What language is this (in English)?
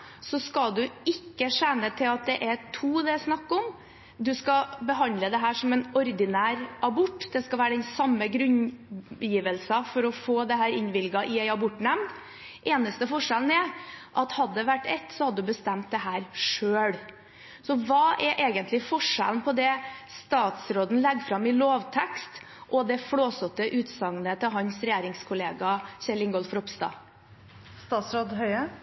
Norwegian Bokmål